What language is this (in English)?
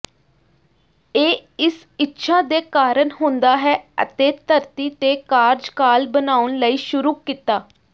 Punjabi